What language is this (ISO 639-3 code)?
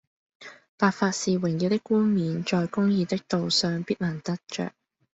yue